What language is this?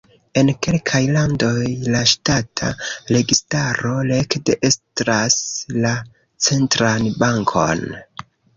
Esperanto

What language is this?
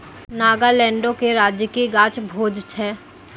Maithili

